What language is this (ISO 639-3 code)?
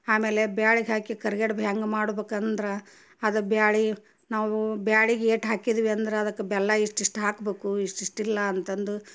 kan